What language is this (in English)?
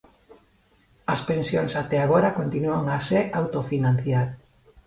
Galician